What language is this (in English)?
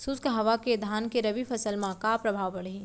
Chhattisgarhi